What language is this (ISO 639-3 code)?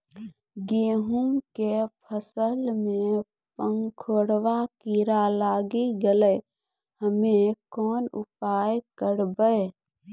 mai